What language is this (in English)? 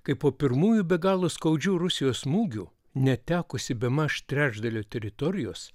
Lithuanian